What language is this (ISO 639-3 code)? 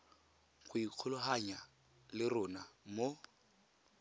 tsn